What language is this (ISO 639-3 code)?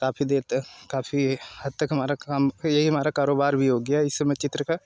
hin